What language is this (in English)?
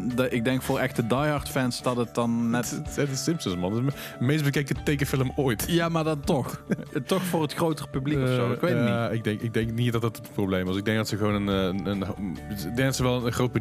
Dutch